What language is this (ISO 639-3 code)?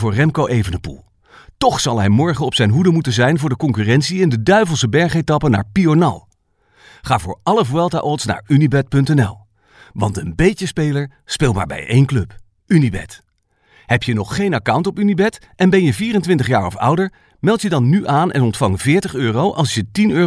nld